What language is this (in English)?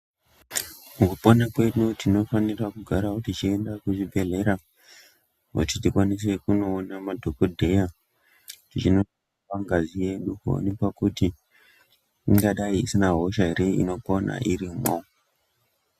Ndau